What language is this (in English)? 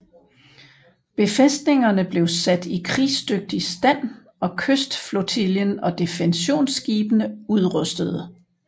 Danish